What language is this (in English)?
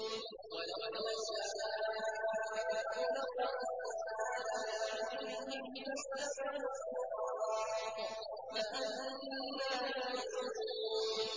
Arabic